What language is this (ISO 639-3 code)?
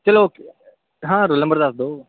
pan